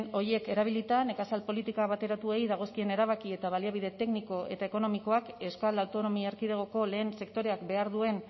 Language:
Basque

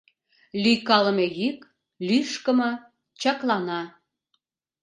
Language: Mari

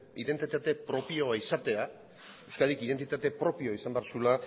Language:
Basque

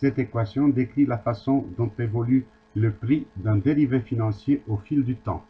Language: French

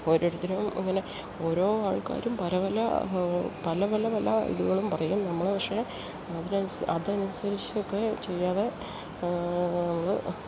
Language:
Malayalam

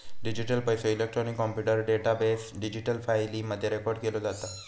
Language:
Marathi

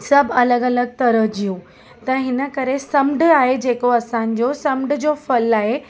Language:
Sindhi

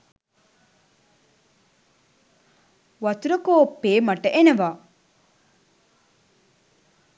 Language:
Sinhala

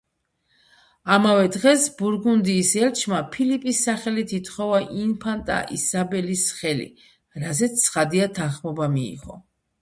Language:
Georgian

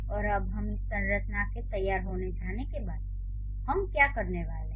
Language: Hindi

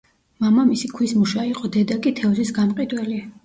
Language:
Georgian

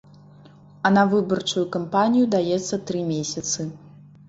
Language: Belarusian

